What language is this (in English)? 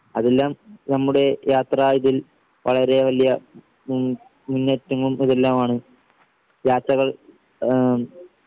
Malayalam